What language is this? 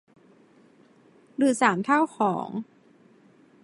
Thai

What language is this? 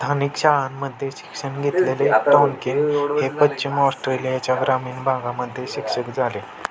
Marathi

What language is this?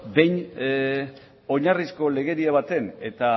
Basque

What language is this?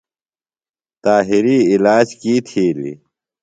Phalura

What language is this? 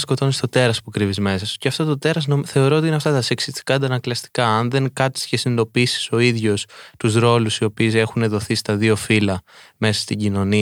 Greek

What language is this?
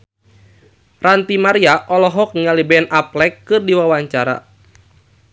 Sundanese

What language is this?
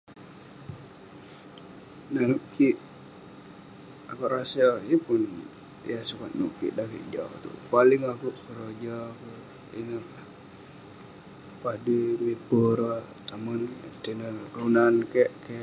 Western Penan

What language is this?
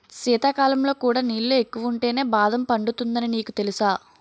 Telugu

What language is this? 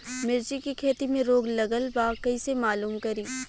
Bhojpuri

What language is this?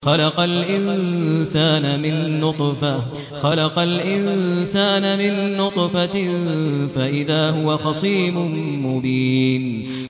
Arabic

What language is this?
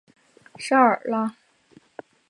Chinese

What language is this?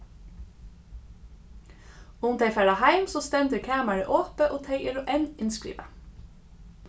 Faroese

